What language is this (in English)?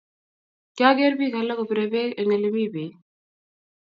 Kalenjin